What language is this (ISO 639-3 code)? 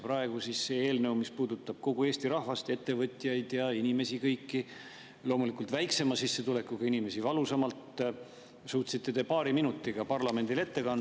est